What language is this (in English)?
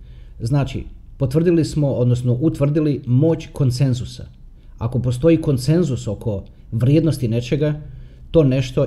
Croatian